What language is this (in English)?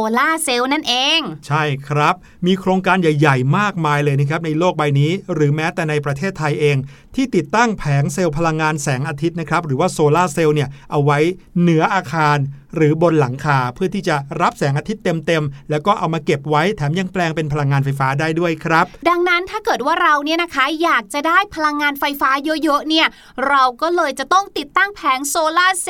Thai